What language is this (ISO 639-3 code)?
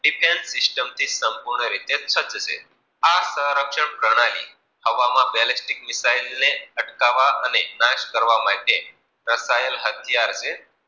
guj